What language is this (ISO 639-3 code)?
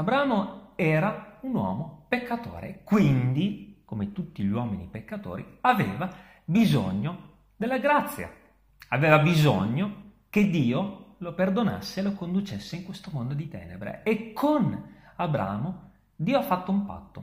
ita